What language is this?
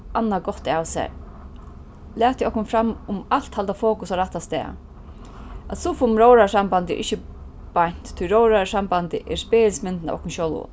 Faroese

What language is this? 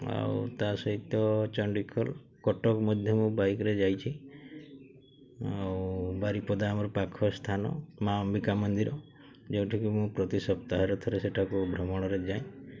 Odia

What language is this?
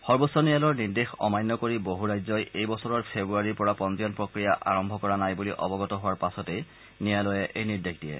Assamese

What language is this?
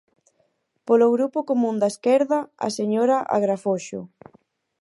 Galician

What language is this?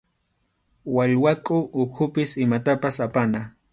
Arequipa-La Unión Quechua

